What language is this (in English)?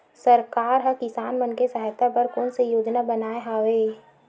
Chhattisgarhi